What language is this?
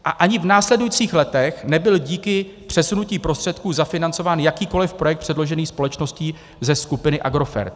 Czech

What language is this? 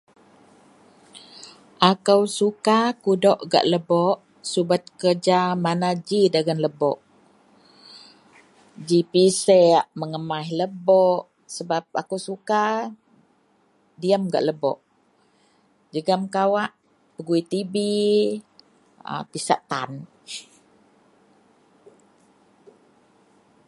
Central Melanau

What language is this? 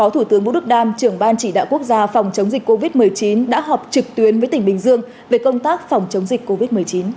Vietnamese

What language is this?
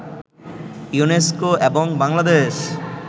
Bangla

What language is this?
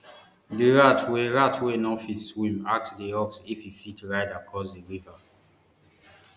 Nigerian Pidgin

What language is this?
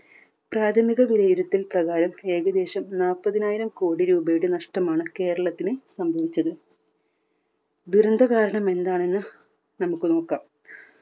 Malayalam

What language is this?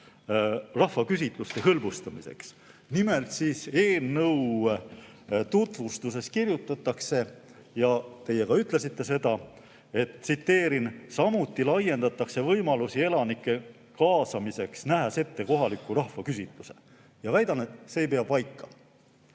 Estonian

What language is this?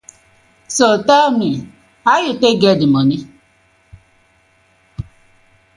Nigerian Pidgin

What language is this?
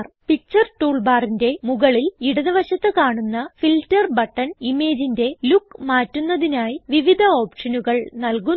Malayalam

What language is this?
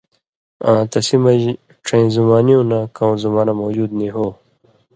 Indus Kohistani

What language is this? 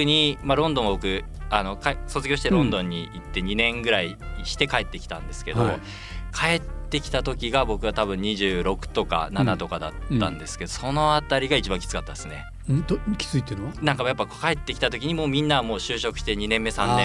Japanese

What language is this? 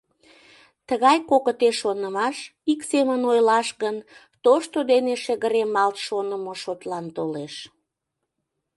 Mari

